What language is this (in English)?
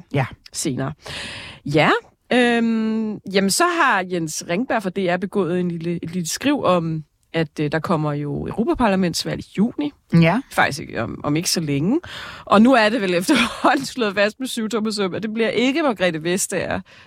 Danish